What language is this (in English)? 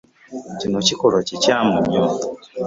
Ganda